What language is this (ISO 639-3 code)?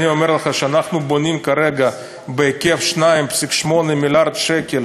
heb